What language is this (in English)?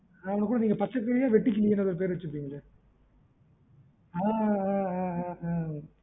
Tamil